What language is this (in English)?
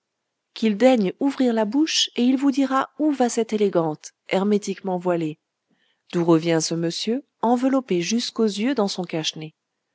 French